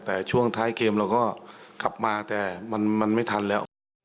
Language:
Thai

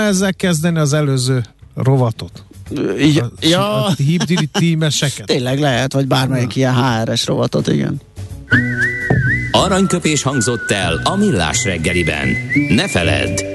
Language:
Hungarian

